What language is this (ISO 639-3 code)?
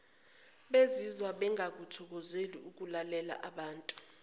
zul